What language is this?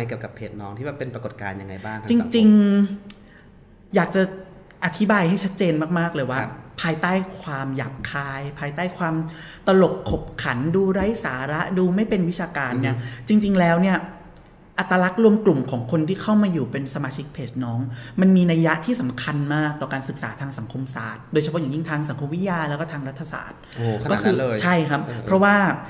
Thai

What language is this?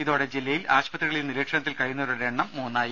Malayalam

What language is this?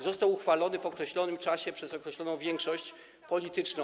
Polish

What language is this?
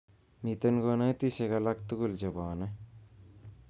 Kalenjin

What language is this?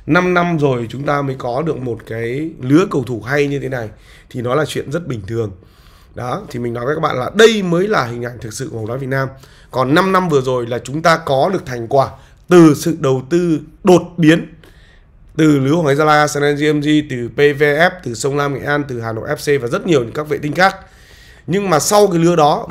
Vietnamese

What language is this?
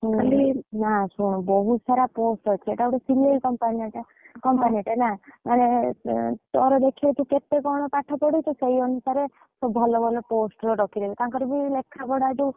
Odia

